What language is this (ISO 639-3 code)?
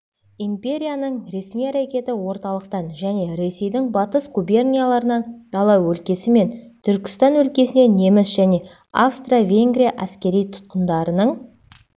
kaz